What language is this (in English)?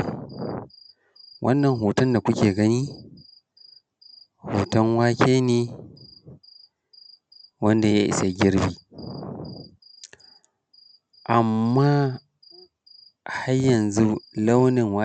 Hausa